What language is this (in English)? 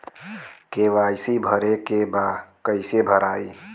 Bhojpuri